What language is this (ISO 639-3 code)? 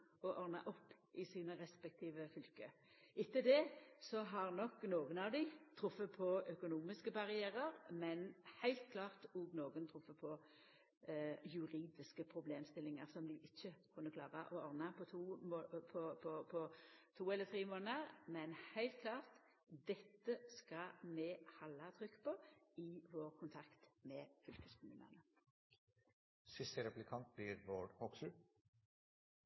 nno